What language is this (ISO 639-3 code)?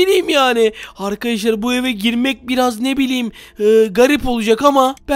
tur